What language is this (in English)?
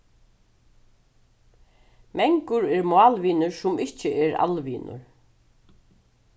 Faroese